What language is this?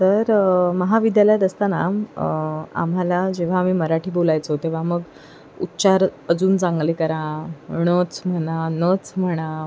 Marathi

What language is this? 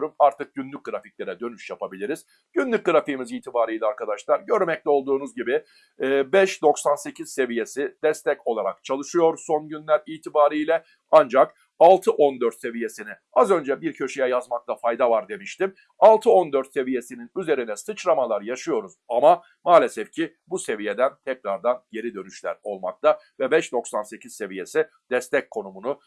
Turkish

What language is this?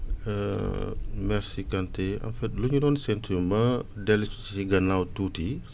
Wolof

